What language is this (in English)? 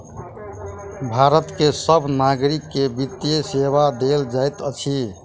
Maithili